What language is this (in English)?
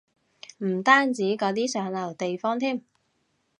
Cantonese